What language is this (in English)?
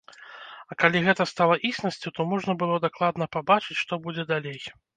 Belarusian